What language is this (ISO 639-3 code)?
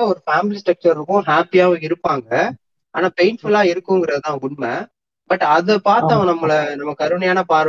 tam